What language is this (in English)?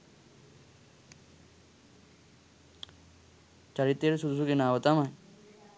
Sinhala